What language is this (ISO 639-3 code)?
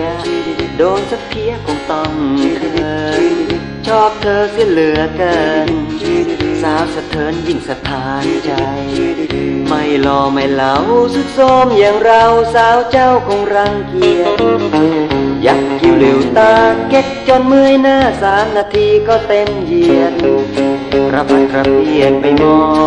tha